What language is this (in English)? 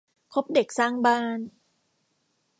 Thai